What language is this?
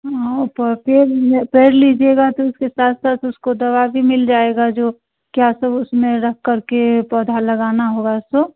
Hindi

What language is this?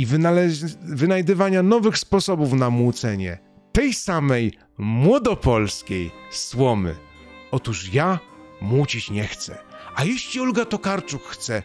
Polish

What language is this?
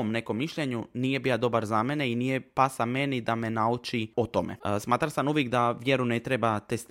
Croatian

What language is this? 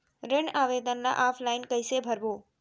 Chhattisgarhi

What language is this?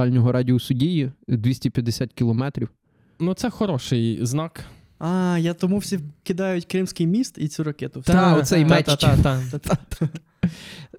Ukrainian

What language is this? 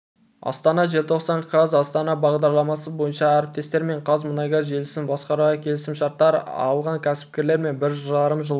Kazakh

